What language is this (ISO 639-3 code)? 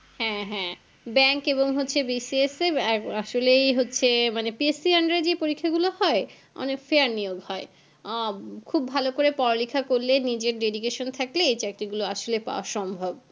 ben